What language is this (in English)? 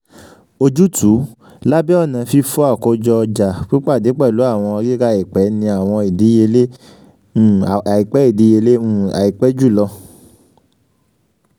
Yoruba